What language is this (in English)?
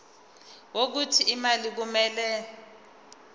Zulu